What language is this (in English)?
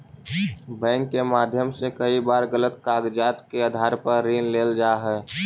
Magahi